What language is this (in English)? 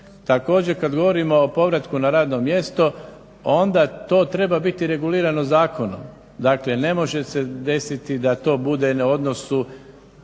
Croatian